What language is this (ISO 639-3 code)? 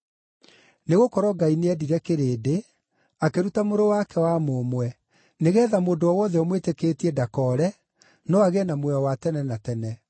kik